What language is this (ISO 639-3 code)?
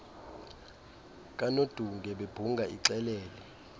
xho